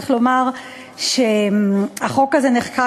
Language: Hebrew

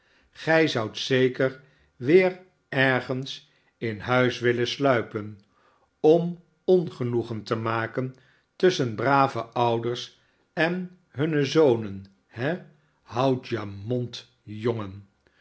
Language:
Dutch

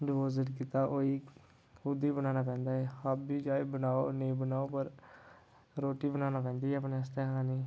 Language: Dogri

